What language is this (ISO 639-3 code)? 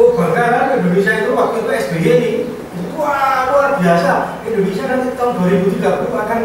ind